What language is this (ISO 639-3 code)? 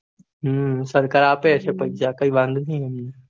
guj